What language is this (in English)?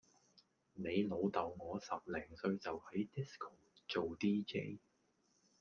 Cantonese